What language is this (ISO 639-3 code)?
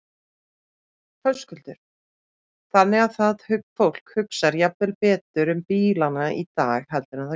isl